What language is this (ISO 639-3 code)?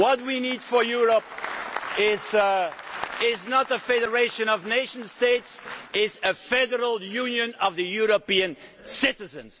eng